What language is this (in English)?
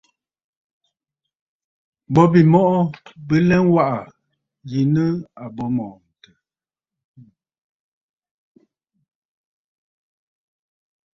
Bafut